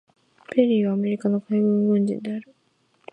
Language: Japanese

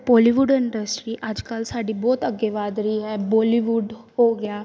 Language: Punjabi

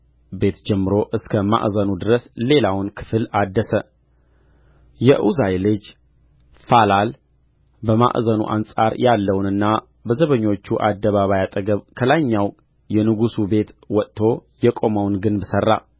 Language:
Amharic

